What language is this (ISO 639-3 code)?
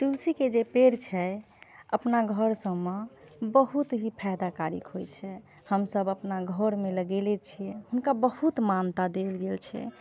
mai